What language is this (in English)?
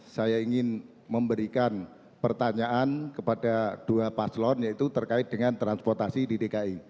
Indonesian